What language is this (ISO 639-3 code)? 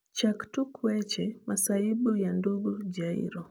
luo